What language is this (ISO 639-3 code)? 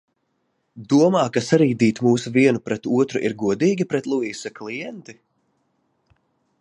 lav